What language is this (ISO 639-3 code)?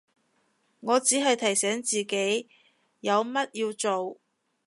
yue